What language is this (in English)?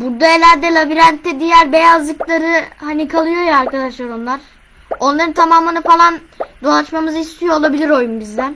Turkish